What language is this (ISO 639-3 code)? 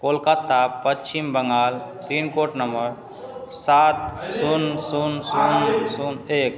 mai